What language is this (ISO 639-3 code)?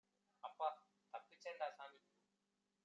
tam